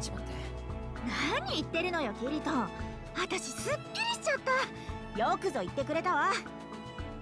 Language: Japanese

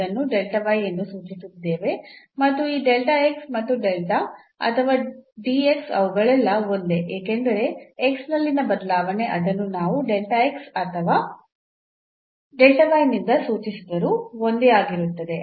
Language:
Kannada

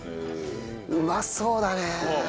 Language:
Japanese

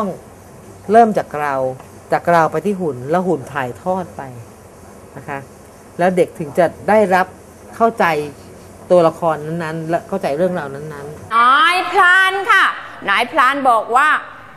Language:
Thai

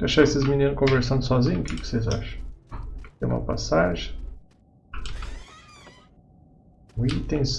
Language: Portuguese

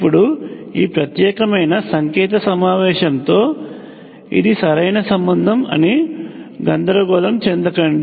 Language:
Telugu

